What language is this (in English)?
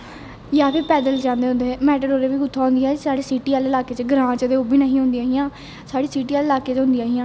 Dogri